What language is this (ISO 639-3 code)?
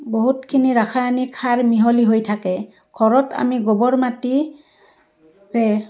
asm